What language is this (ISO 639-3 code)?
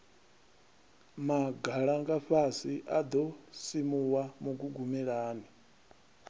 ven